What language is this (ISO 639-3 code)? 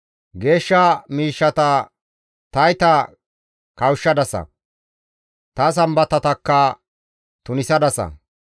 gmv